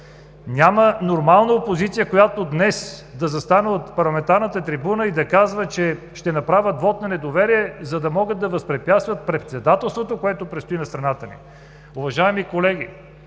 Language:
Bulgarian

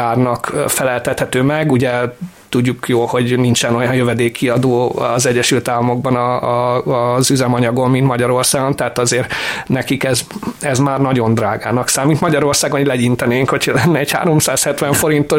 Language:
Hungarian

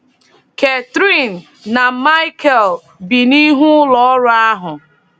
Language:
Igbo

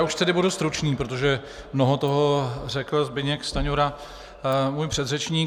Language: Czech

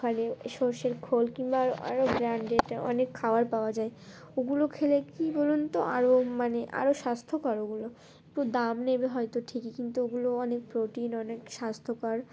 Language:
Bangla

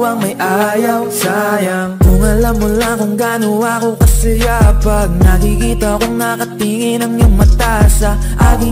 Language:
Filipino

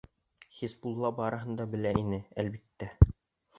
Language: Bashkir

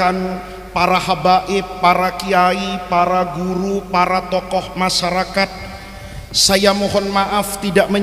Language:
Indonesian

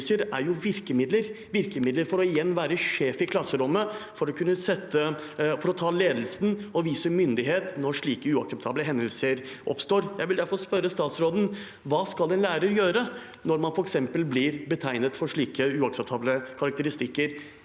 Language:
Norwegian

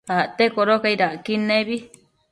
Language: Matsés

